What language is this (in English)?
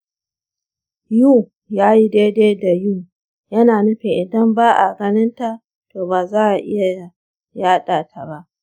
Hausa